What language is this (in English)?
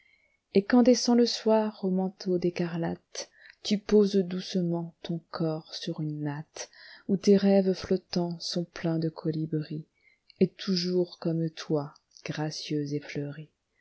French